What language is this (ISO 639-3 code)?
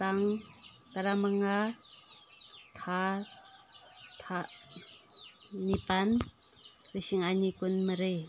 mni